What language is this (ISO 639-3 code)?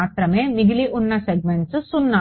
tel